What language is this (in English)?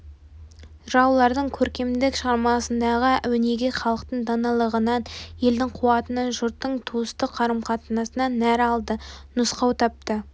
Kazakh